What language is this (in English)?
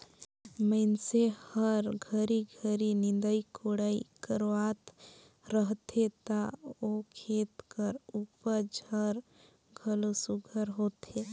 Chhattisgarhi